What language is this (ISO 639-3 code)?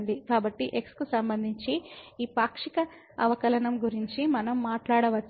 tel